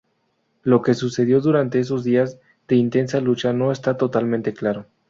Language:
Spanish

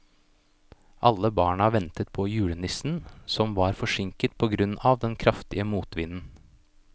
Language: Norwegian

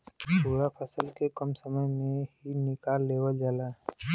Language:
Bhojpuri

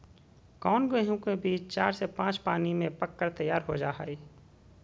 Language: Magahi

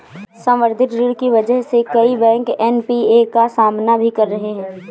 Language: Hindi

